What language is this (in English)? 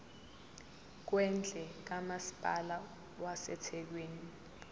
Zulu